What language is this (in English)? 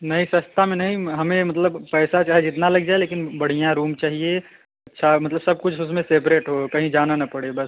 Hindi